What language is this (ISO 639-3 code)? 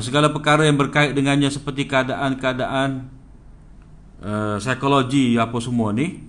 msa